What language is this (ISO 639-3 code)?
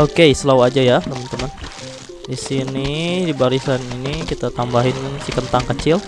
ind